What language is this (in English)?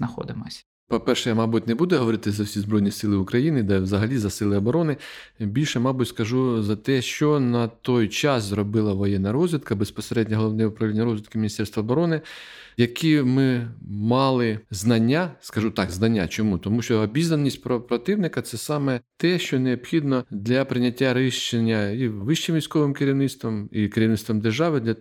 Ukrainian